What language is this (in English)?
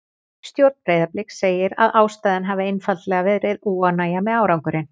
Icelandic